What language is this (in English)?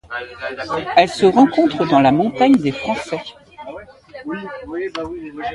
French